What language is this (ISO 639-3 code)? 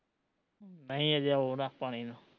pan